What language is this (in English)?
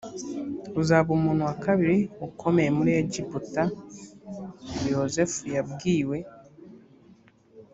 Kinyarwanda